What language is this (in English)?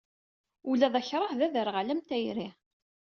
Kabyle